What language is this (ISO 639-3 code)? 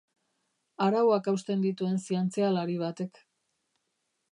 eus